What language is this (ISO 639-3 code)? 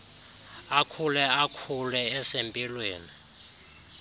xho